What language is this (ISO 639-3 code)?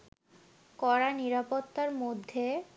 ben